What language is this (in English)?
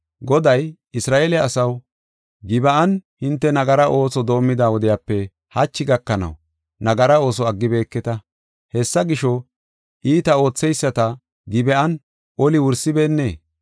Gofa